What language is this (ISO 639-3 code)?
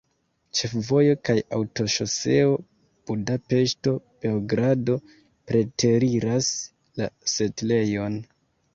epo